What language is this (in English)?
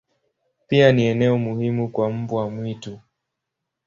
Swahili